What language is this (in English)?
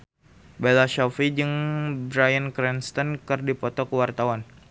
Sundanese